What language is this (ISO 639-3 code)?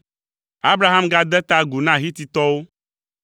ewe